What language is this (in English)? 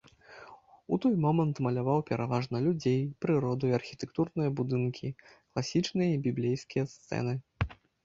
Belarusian